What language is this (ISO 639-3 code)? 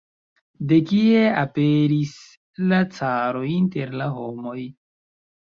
epo